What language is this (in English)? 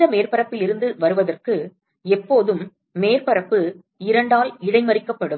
Tamil